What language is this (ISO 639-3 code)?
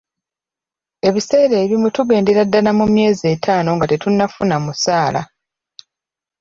lug